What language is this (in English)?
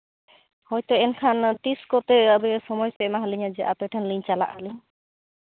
Santali